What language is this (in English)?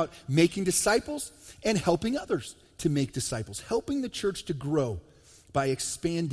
English